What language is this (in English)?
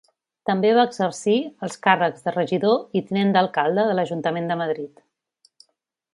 Catalan